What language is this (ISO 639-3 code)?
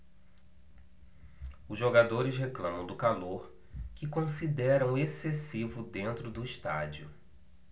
por